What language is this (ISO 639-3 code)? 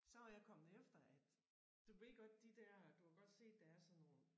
dan